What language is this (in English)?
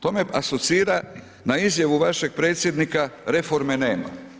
Croatian